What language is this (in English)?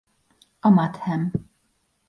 Hungarian